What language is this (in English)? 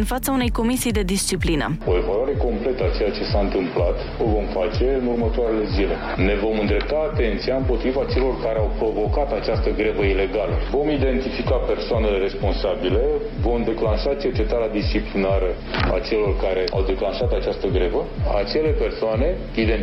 Romanian